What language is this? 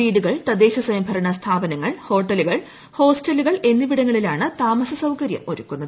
Malayalam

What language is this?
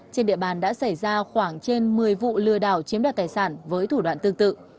Vietnamese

